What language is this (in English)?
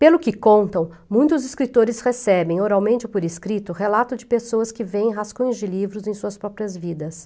Portuguese